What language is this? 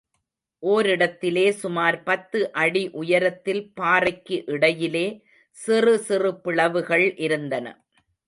Tamil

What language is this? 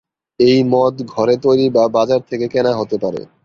Bangla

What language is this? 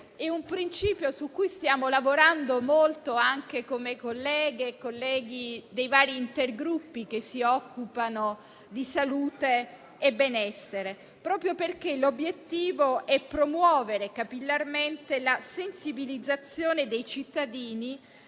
Italian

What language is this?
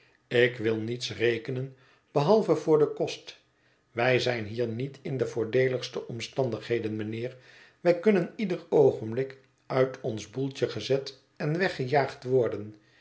Dutch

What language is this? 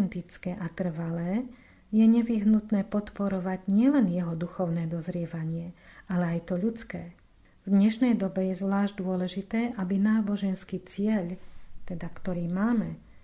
Slovak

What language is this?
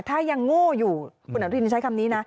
Thai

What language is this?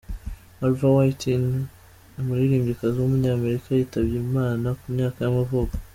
Kinyarwanda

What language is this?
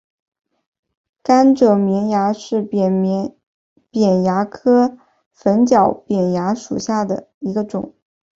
Chinese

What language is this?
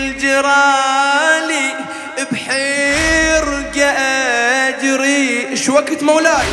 Arabic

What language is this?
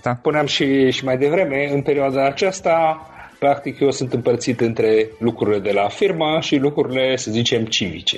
Romanian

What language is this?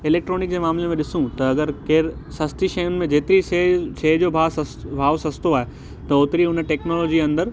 Sindhi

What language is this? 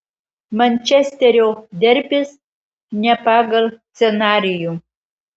Lithuanian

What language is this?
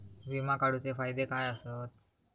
Marathi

